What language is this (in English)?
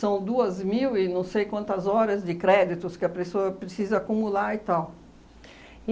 Portuguese